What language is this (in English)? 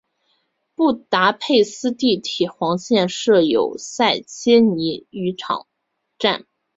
Chinese